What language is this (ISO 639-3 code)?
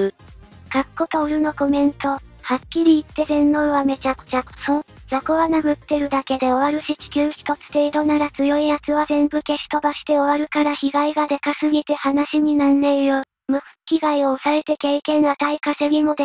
jpn